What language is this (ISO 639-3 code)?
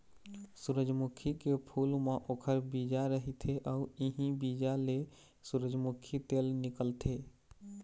hne